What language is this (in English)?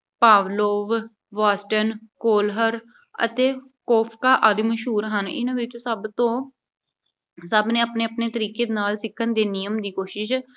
Punjabi